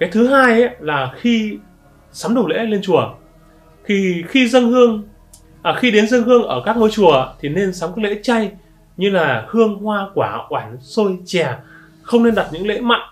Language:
Vietnamese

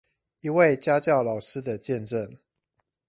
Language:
Chinese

